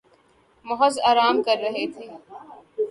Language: Urdu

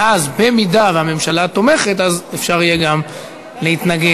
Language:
Hebrew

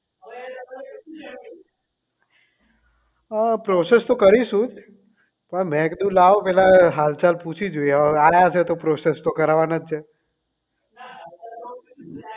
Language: Gujarati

